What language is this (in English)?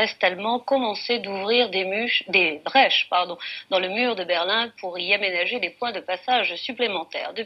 French